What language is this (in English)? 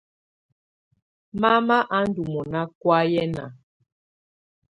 Tunen